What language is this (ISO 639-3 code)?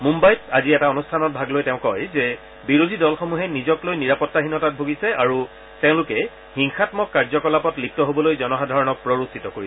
asm